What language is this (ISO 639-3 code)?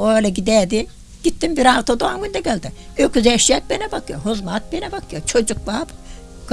tur